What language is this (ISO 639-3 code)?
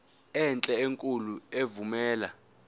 zul